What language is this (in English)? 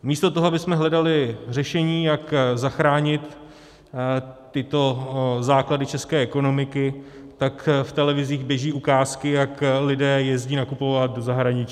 Czech